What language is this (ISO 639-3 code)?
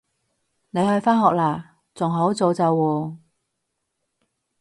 yue